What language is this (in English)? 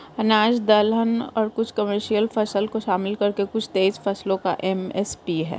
Hindi